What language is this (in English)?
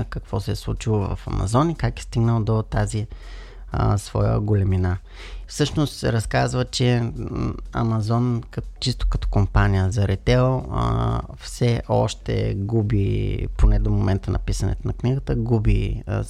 Bulgarian